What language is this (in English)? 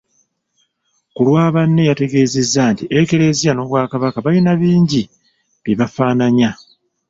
Ganda